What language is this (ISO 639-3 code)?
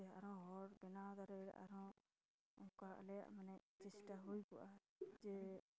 sat